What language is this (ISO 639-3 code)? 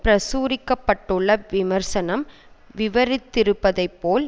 tam